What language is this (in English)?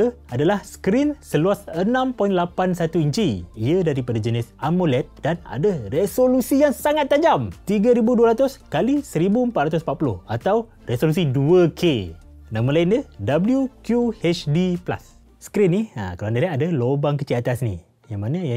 Malay